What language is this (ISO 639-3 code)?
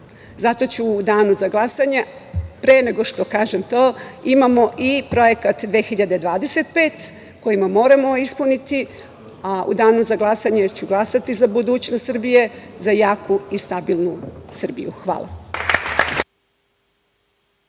srp